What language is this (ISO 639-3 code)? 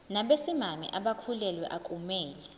zul